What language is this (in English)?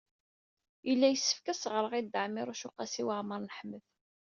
Kabyle